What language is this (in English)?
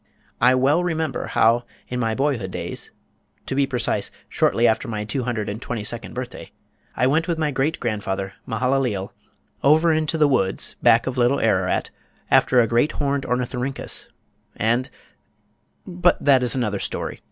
English